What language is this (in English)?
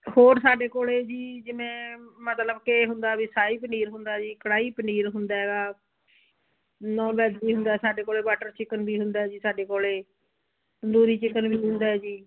Punjabi